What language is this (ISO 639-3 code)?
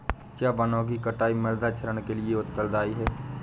hin